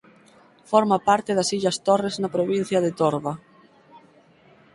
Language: Galician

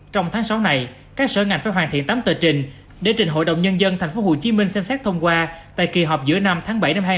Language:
Vietnamese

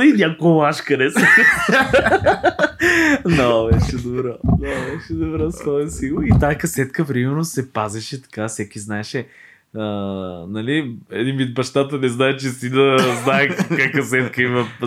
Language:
Bulgarian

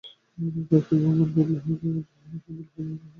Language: Bangla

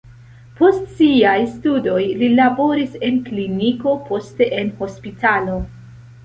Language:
Esperanto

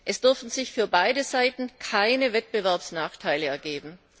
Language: German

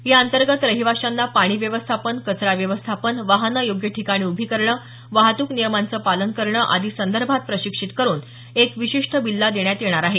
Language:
Marathi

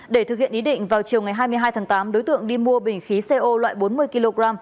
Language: Vietnamese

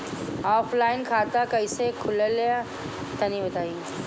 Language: Bhojpuri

